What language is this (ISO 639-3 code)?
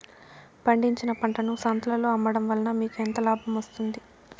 tel